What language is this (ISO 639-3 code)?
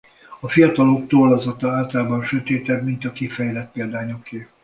hun